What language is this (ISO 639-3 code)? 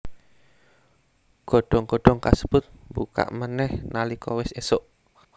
jav